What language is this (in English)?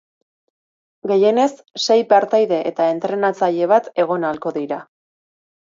Basque